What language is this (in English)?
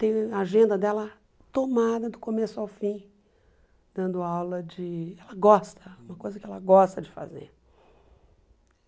Portuguese